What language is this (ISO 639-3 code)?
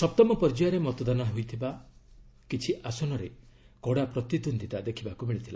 ori